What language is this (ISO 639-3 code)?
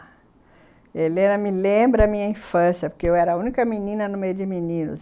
por